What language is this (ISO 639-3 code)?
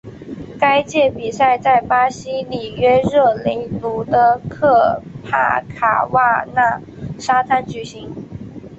zho